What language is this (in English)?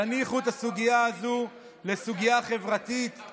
Hebrew